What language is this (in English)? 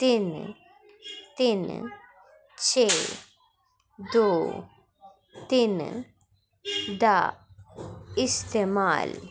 Dogri